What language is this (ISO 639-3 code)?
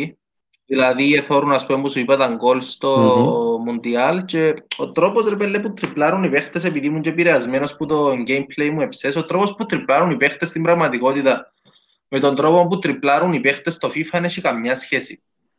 ell